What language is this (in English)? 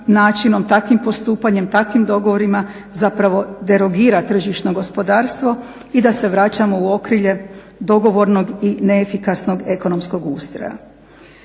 Croatian